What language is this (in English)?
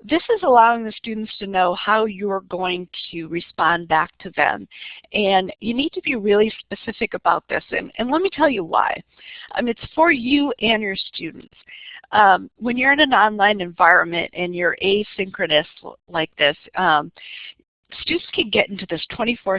English